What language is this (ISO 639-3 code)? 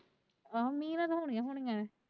pan